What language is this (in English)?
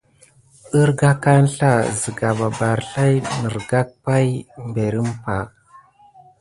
Gidar